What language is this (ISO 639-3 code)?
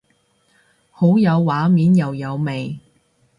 yue